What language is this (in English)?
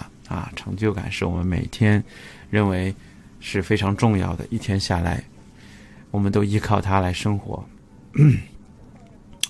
Chinese